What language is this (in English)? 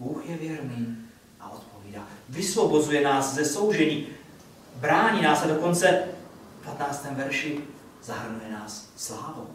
Czech